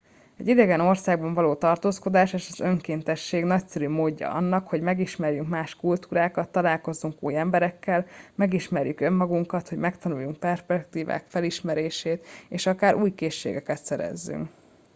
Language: Hungarian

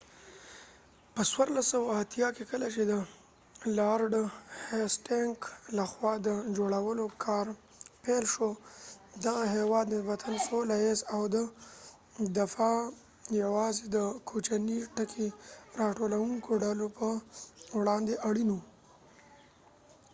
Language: Pashto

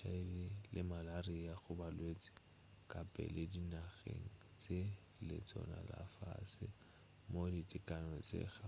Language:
Northern Sotho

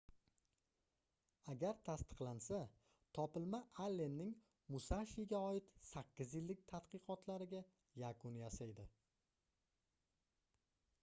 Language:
Uzbek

